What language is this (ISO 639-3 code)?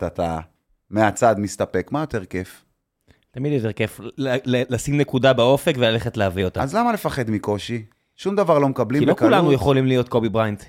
heb